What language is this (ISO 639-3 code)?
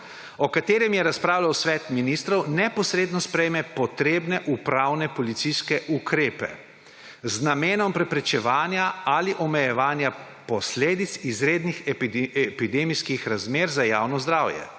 slv